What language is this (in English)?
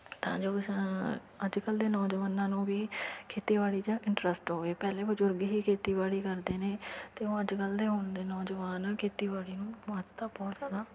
Punjabi